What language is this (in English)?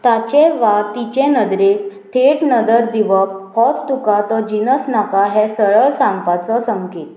Konkani